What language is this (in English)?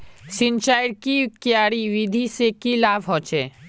Magahi